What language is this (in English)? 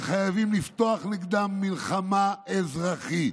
Hebrew